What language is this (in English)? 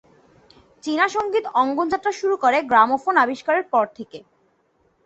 Bangla